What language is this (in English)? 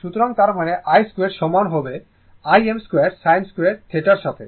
Bangla